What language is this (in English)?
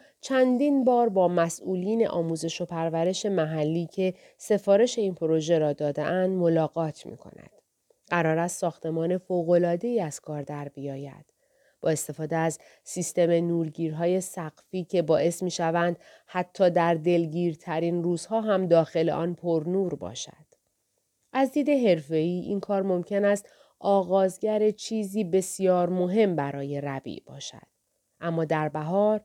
Persian